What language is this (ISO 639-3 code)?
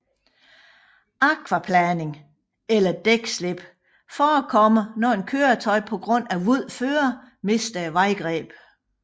dan